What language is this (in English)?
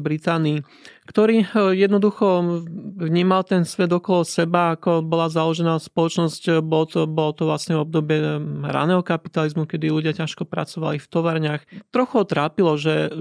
Slovak